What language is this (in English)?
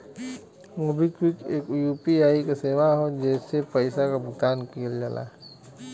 Bhojpuri